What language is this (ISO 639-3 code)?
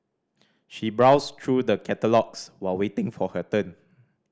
eng